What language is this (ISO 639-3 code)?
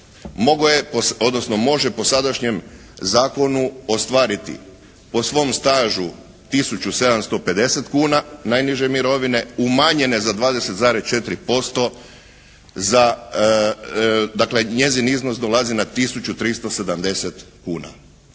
hrv